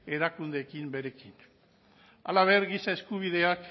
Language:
Basque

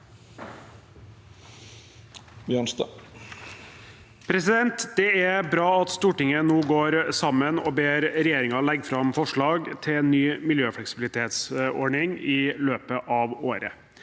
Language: Norwegian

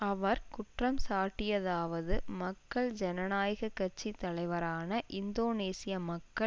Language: Tamil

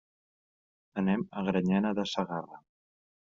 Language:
Catalan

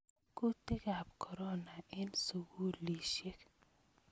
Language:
Kalenjin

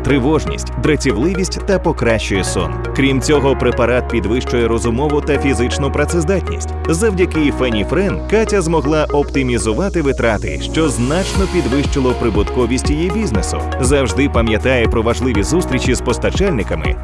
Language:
Ukrainian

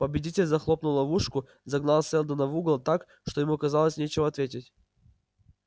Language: Russian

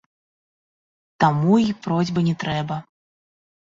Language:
Belarusian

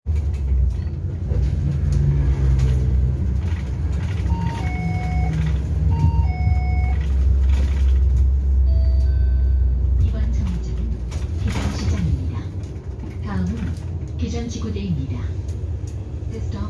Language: Korean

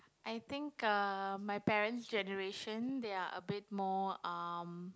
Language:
English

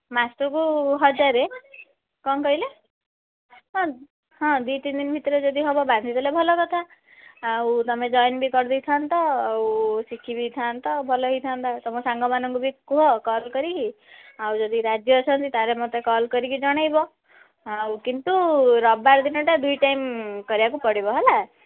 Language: Odia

